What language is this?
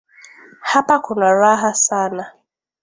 Swahili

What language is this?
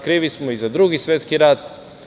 Serbian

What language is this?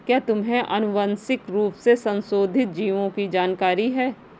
Hindi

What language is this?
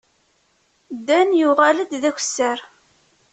Kabyle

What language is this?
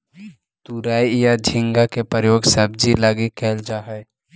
Magahi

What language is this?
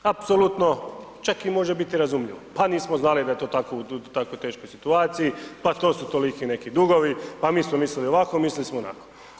Croatian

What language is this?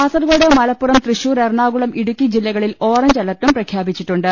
Malayalam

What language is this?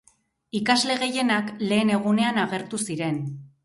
Basque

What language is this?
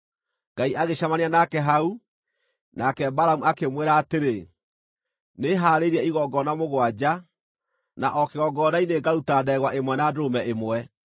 Kikuyu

